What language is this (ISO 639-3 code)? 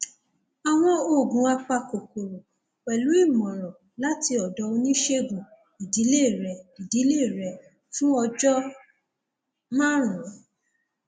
yor